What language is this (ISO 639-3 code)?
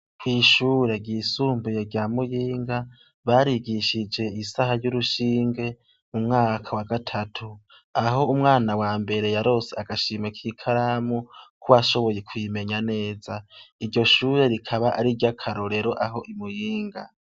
run